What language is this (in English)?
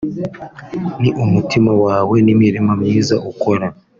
Kinyarwanda